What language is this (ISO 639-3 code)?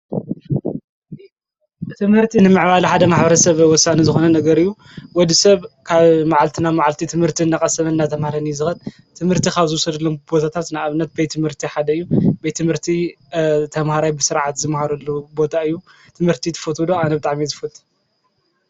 tir